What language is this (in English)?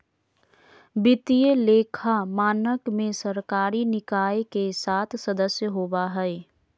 Magahi